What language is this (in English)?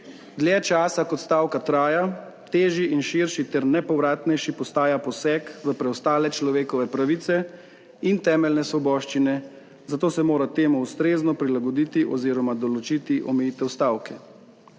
Slovenian